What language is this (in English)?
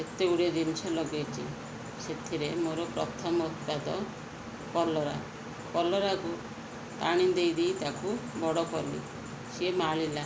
Odia